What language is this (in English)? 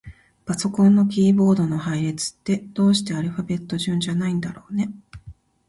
Japanese